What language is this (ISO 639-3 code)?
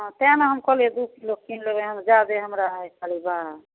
mai